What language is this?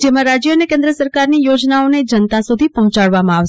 Gujarati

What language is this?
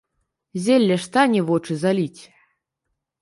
Belarusian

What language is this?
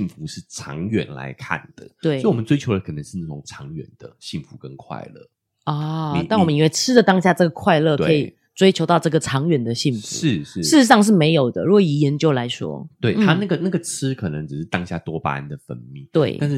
Chinese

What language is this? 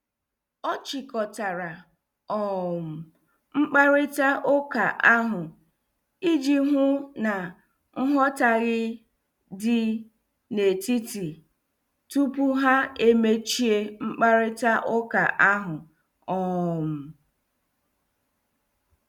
Igbo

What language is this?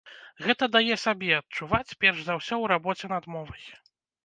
Belarusian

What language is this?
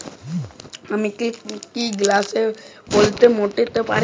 Bangla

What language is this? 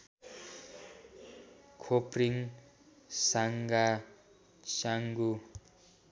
Nepali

